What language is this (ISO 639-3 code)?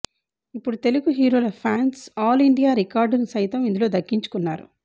tel